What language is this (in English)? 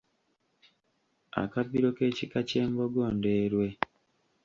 Ganda